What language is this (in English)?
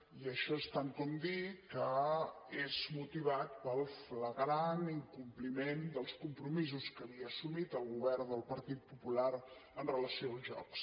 Catalan